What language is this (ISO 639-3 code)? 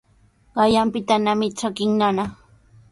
qws